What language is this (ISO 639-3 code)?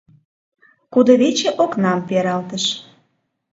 chm